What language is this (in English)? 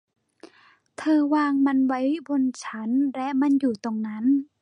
Thai